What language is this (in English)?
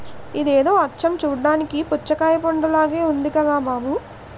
Telugu